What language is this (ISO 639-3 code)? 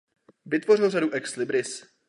ces